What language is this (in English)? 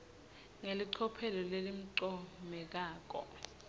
Swati